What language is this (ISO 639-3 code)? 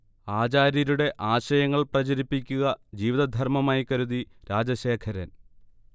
mal